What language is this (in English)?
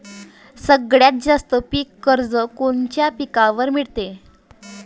Marathi